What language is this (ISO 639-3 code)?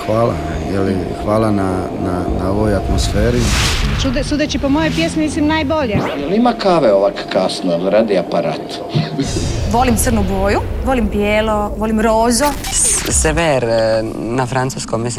hrv